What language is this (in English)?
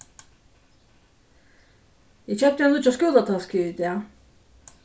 Faroese